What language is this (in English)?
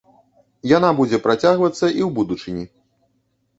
Belarusian